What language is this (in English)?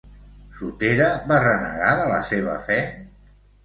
Catalan